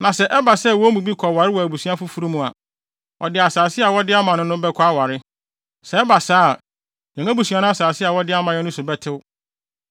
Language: Akan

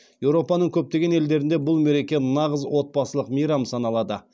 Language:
Kazakh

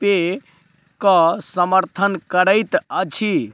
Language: Maithili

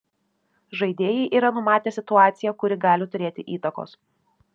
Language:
Lithuanian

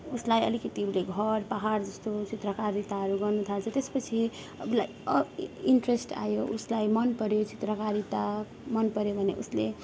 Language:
Nepali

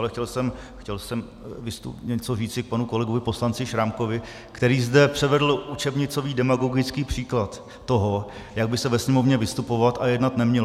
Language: Czech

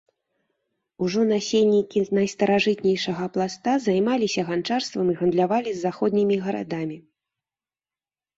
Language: Belarusian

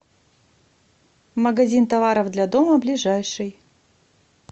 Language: Russian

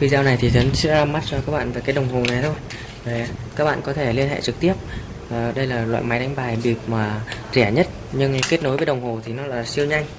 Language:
Vietnamese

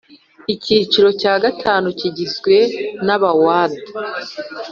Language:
Kinyarwanda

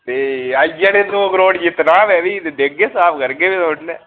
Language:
Dogri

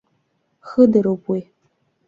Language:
Abkhazian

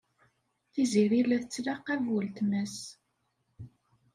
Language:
Kabyle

